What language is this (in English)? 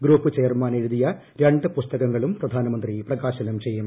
Malayalam